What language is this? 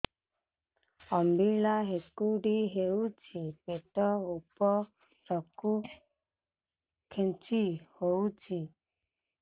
Odia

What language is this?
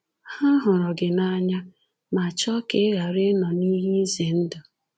Igbo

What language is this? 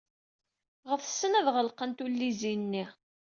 Kabyle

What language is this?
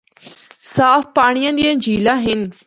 Northern Hindko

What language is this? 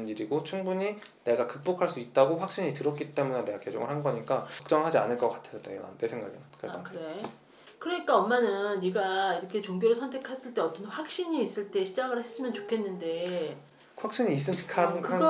Korean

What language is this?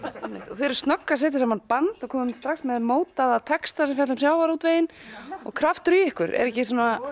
Icelandic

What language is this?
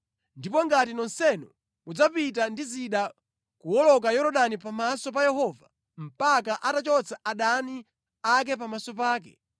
Nyanja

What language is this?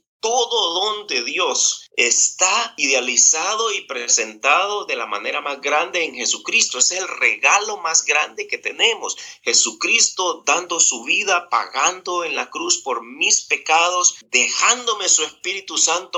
Spanish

